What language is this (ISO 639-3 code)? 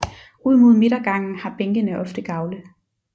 dan